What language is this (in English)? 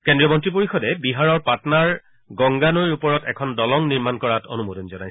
Assamese